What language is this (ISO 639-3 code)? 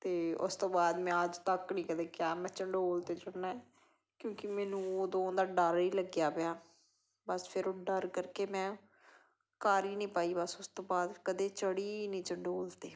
pan